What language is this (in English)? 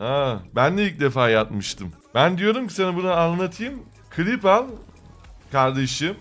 Turkish